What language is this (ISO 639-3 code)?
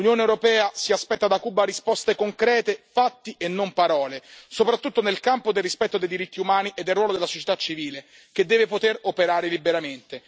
ita